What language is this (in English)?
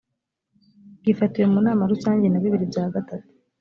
Kinyarwanda